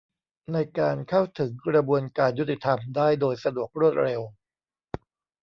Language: Thai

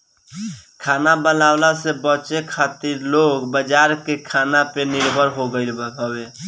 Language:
Bhojpuri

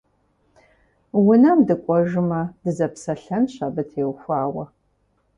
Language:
Kabardian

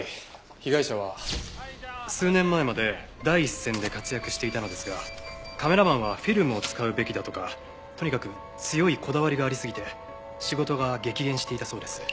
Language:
Japanese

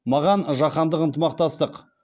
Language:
Kazakh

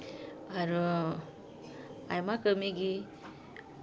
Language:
Santali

